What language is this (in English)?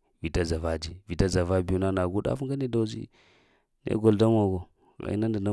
Lamang